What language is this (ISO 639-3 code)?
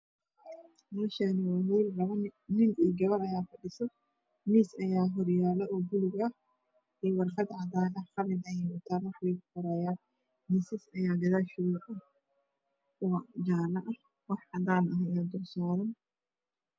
som